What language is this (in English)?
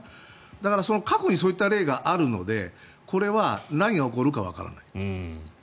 Japanese